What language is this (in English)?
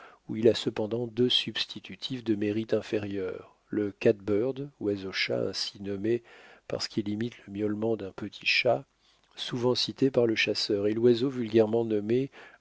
French